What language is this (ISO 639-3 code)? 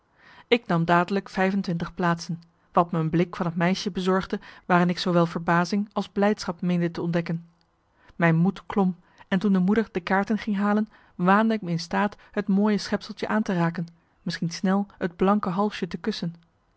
nld